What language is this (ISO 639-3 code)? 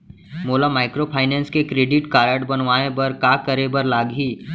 hne